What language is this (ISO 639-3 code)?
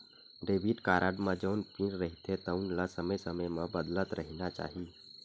hne